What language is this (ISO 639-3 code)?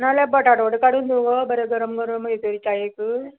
kok